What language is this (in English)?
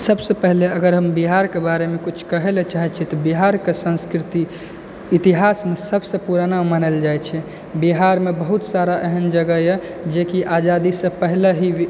Maithili